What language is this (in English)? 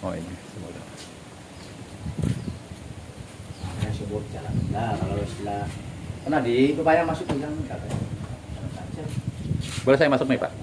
Indonesian